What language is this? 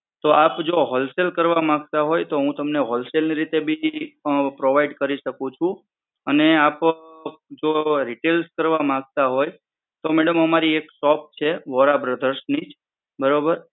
Gujarati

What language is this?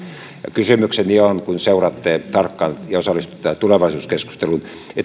Finnish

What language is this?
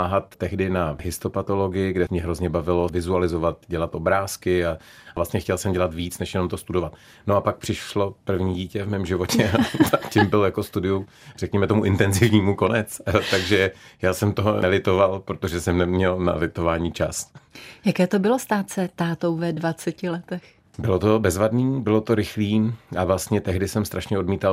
Czech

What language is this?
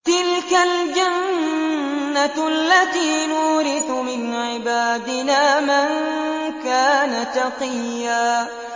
Arabic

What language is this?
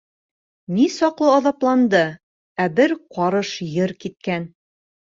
Bashkir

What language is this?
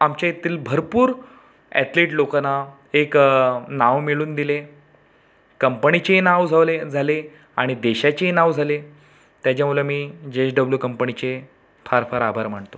Marathi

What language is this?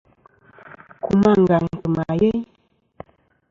Kom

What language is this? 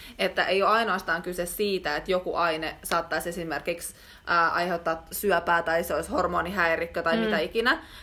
Finnish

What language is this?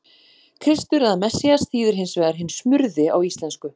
Icelandic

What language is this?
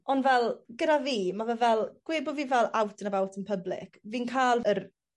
Welsh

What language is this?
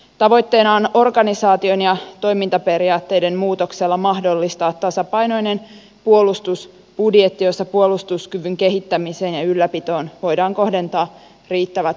Finnish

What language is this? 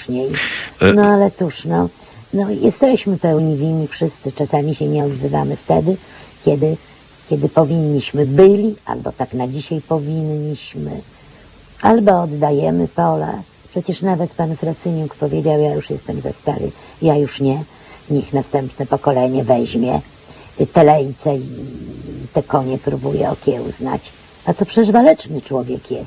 Polish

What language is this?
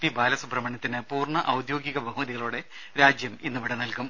Malayalam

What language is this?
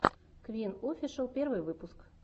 Russian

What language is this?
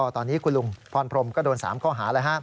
Thai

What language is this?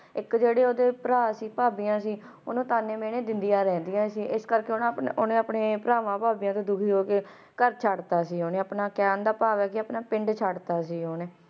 Punjabi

